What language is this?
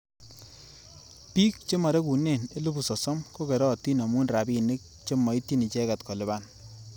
Kalenjin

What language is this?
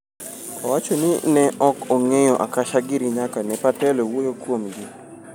Luo (Kenya and Tanzania)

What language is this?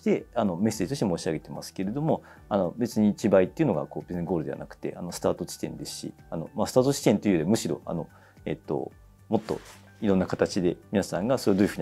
Japanese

